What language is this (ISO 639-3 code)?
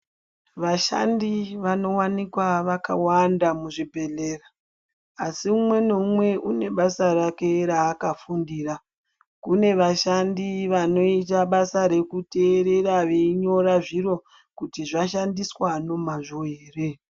ndc